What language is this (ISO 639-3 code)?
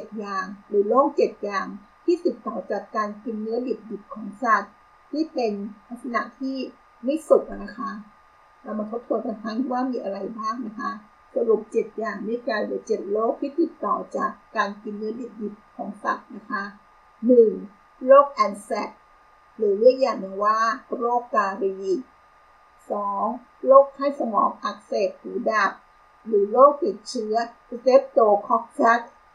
tha